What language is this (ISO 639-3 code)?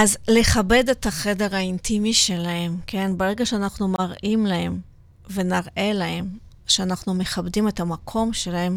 heb